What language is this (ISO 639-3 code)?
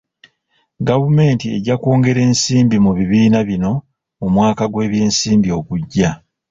lug